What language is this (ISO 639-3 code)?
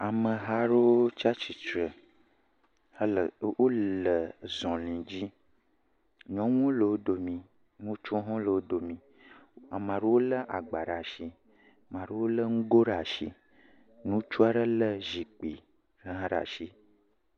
ewe